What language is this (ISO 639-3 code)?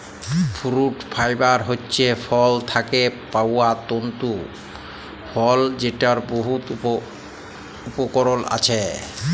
ben